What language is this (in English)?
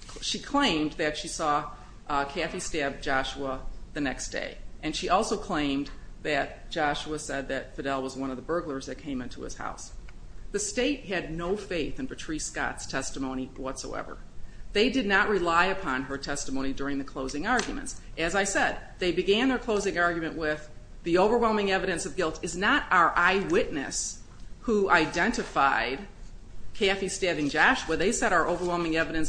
English